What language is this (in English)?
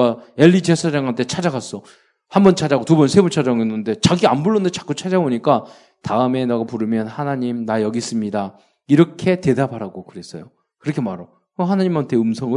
Korean